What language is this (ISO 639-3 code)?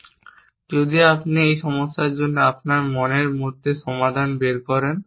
ben